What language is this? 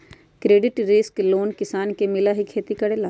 Magahi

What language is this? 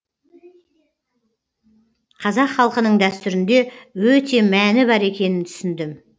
Kazakh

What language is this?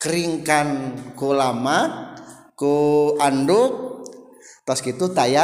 Indonesian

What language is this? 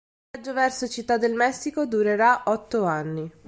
Italian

